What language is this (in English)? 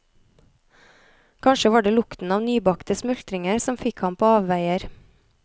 Norwegian